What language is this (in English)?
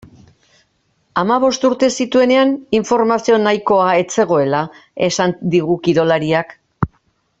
Basque